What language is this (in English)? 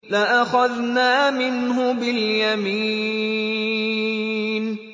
Arabic